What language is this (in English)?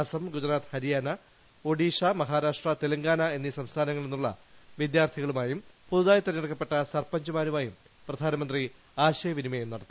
Malayalam